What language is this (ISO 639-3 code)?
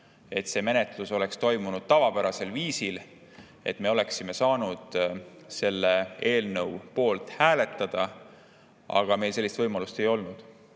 est